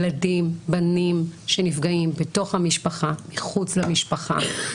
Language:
Hebrew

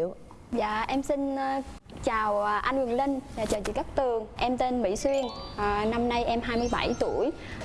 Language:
Vietnamese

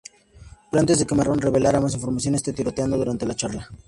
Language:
Spanish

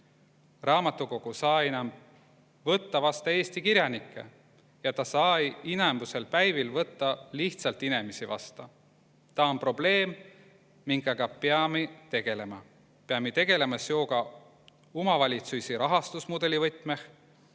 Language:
Estonian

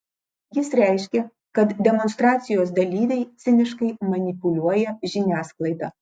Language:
Lithuanian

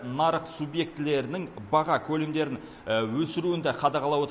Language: Kazakh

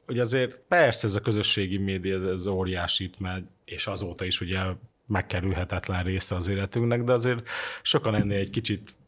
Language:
Hungarian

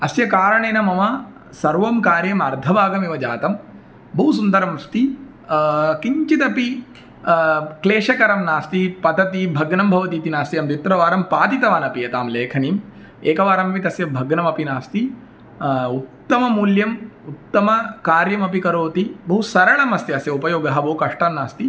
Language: Sanskrit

